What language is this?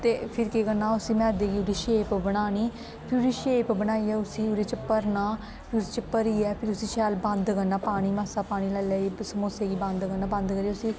Dogri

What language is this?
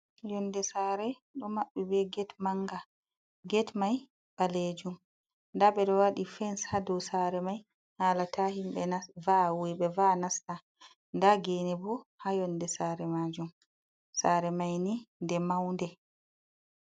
Fula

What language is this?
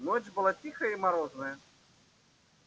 Russian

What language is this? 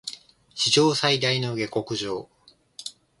Japanese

